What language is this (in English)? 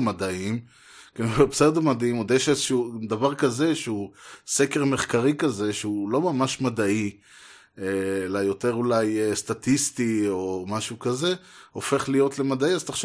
Hebrew